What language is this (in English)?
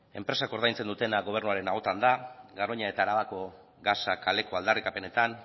Basque